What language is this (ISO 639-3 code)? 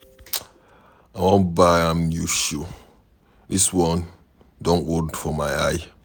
pcm